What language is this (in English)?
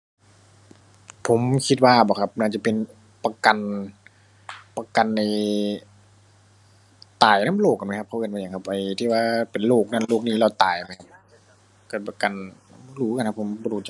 Thai